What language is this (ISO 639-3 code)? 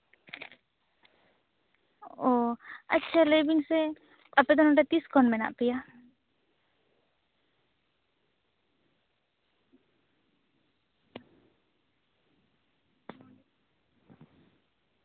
sat